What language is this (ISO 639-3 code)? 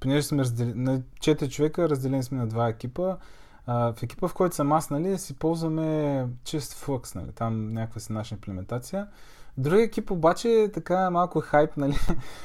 bul